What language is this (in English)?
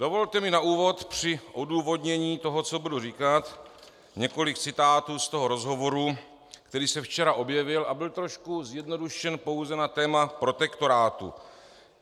Czech